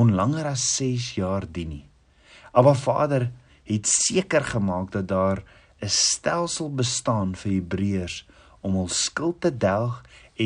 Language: Dutch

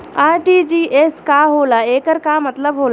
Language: Bhojpuri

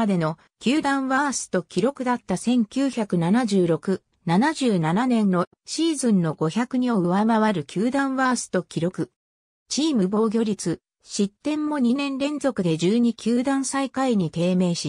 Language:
Japanese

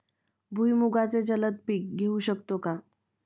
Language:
Marathi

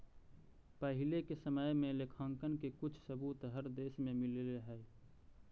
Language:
Magahi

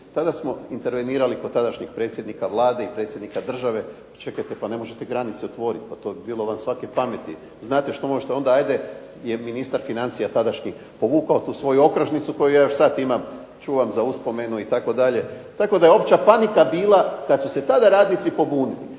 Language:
Croatian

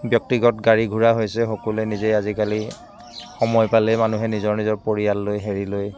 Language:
Assamese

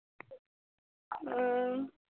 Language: Assamese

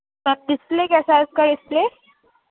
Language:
Urdu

